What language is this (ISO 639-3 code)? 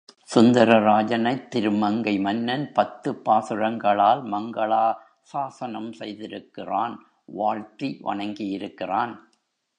tam